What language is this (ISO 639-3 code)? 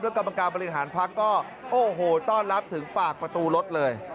tha